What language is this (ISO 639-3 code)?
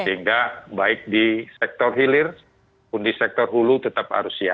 ind